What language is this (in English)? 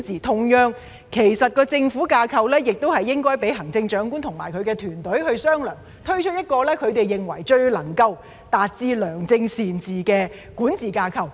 Cantonese